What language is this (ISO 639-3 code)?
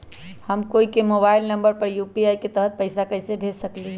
mag